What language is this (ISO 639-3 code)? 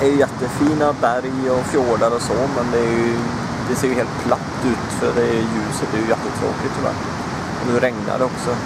swe